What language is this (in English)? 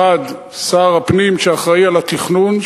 Hebrew